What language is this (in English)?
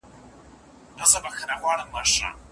Pashto